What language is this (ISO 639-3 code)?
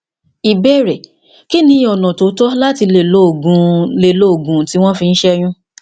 yor